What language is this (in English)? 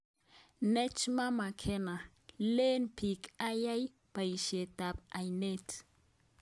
Kalenjin